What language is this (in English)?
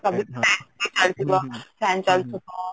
Odia